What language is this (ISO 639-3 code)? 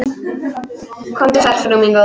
isl